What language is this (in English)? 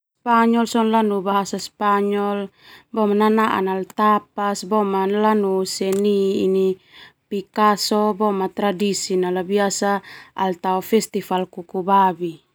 Termanu